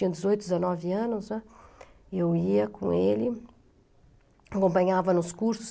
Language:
Portuguese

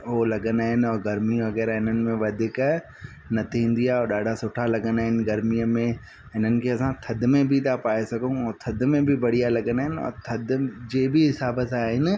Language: Sindhi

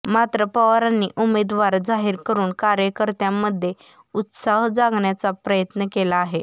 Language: Marathi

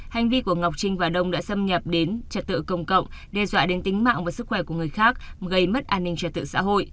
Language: Vietnamese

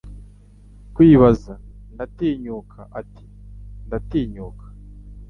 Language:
Kinyarwanda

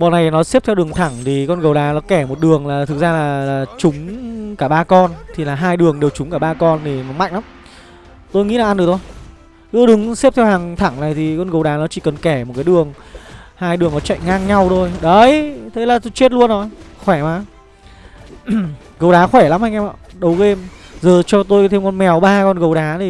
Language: Vietnamese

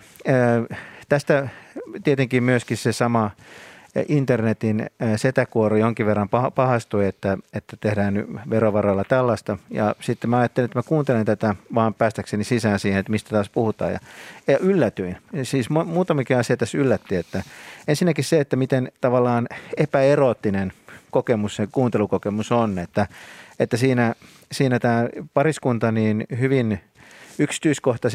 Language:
Finnish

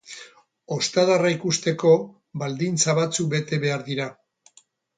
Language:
Basque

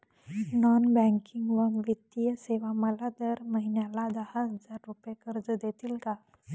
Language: Marathi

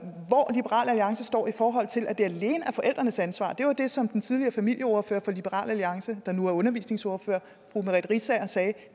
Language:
Danish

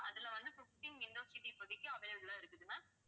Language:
Tamil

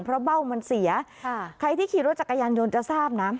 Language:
Thai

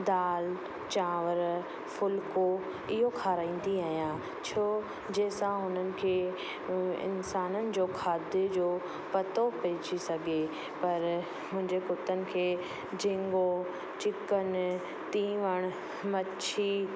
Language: Sindhi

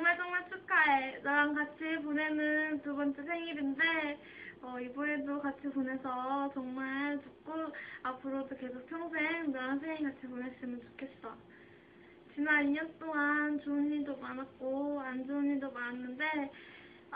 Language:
Korean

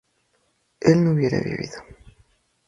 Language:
Spanish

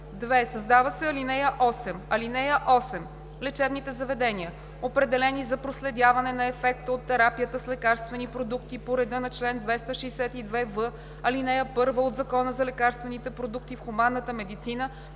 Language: Bulgarian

